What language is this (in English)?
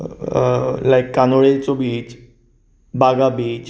Konkani